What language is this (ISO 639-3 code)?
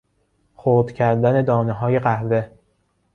fas